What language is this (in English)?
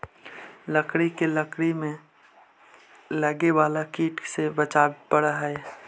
Magahi